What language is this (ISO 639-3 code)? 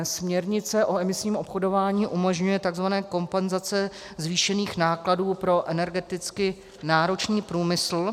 ces